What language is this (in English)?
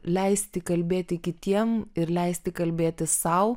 Lithuanian